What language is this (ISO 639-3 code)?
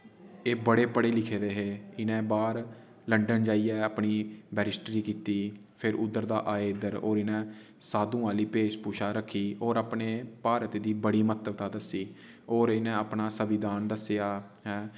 doi